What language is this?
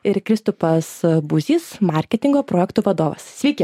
Lithuanian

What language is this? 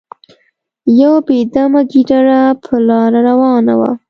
Pashto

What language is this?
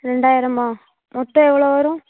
Tamil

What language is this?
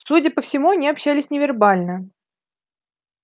Russian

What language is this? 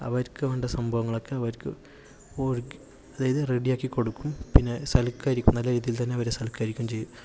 Malayalam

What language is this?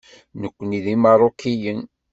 Kabyle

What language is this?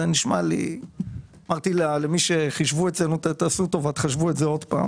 Hebrew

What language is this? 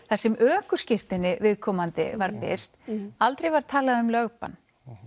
Icelandic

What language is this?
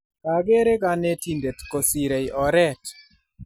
Kalenjin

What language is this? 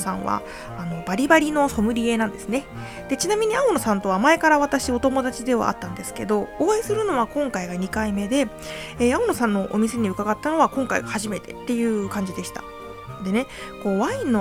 Japanese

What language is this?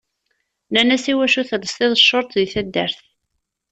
Kabyle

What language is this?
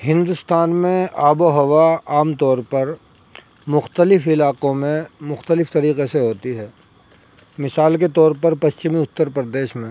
Urdu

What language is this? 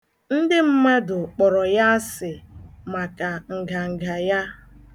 Igbo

